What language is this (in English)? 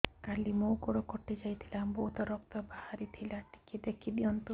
Odia